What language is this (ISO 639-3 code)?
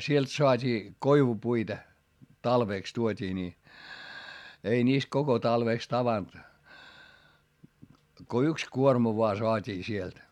fin